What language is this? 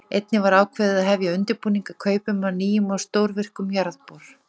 Icelandic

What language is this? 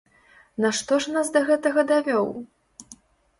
Belarusian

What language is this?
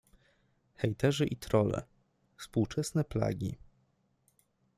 Polish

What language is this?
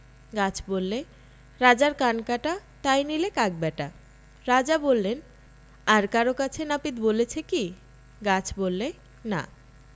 Bangla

